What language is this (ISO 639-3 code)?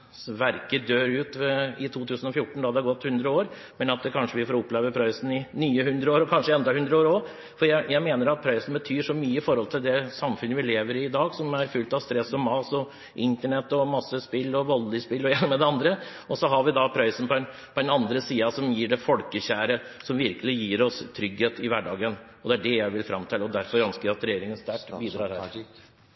nor